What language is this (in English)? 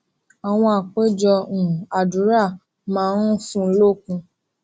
Yoruba